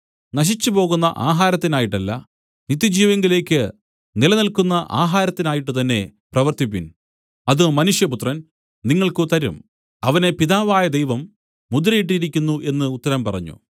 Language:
Malayalam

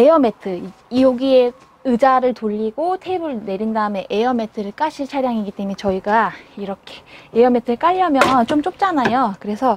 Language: Korean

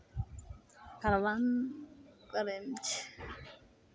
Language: Maithili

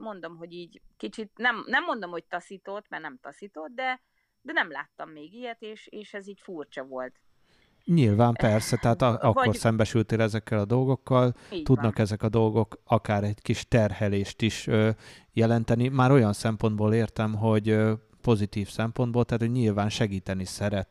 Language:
Hungarian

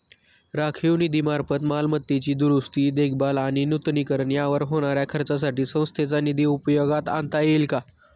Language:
Marathi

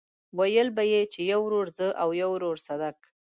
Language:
Pashto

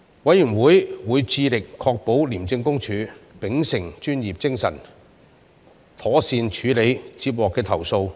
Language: Cantonese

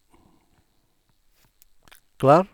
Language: Norwegian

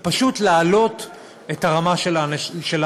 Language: Hebrew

